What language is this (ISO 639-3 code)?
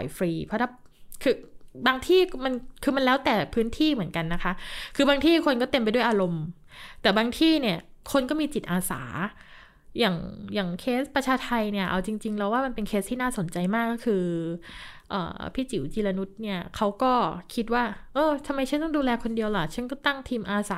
tha